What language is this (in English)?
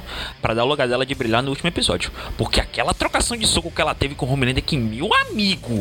Portuguese